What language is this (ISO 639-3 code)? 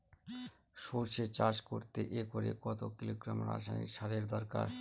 ben